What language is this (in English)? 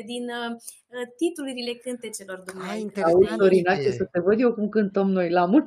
Romanian